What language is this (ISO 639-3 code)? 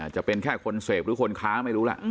tha